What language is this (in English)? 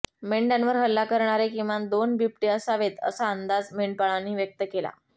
Marathi